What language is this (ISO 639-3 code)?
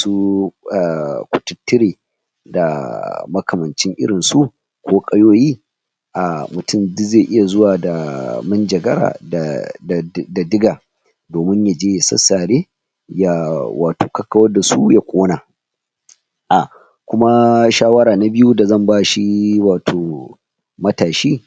hau